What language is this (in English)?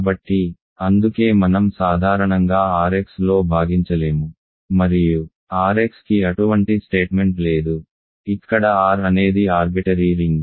Telugu